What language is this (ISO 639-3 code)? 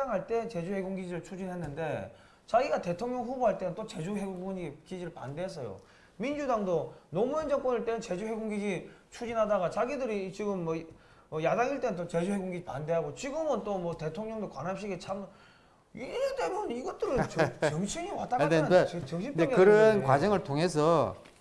kor